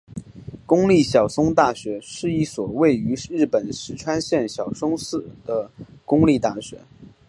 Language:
Chinese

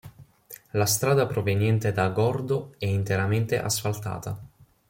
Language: Italian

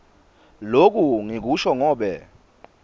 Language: Swati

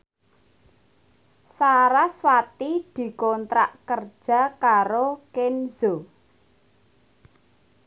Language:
Javanese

